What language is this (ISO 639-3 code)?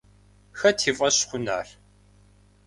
kbd